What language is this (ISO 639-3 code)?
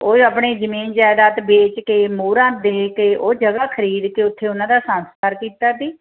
pan